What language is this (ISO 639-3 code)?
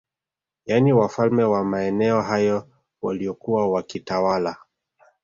swa